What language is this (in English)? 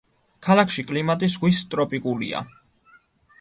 Georgian